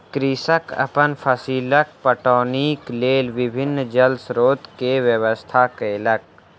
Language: Maithili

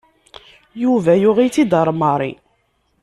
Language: Kabyle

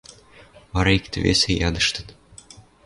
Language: Western Mari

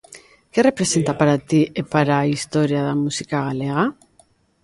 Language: Galician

